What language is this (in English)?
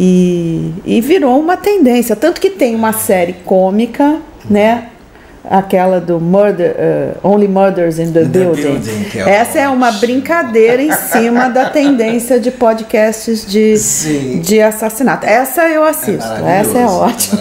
Portuguese